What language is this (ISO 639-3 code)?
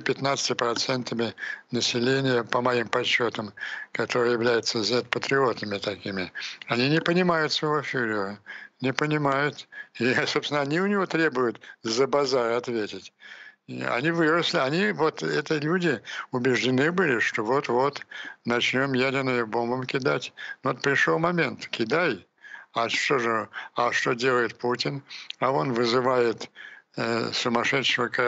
rus